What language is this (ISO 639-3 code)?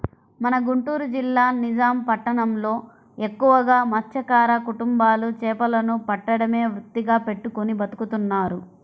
tel